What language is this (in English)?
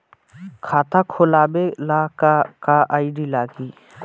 Bhojpuri